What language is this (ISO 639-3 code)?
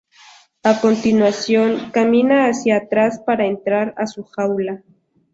spa